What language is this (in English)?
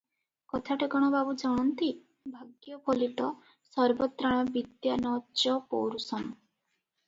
Odia